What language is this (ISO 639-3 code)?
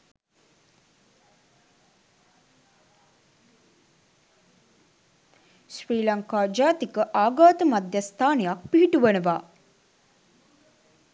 sin